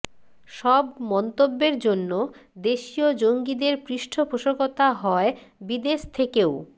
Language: Bangla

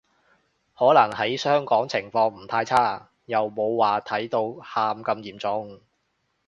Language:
Cantonese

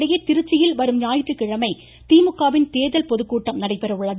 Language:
Tamil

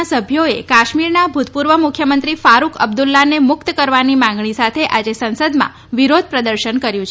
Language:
Gujarati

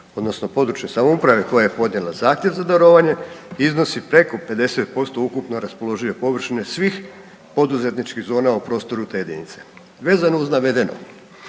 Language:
Croatian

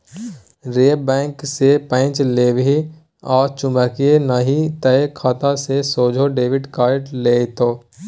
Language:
Maithili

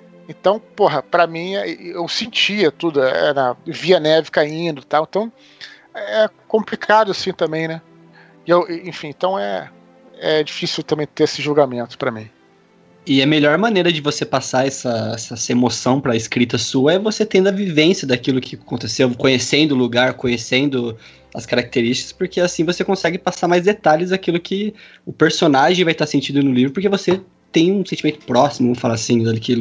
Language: Portuguese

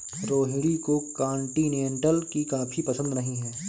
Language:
Hindi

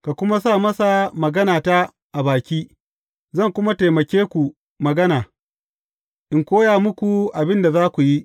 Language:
Hausa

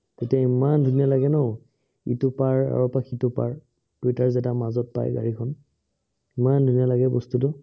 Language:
Assamese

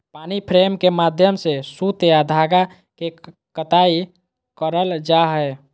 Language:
Magahi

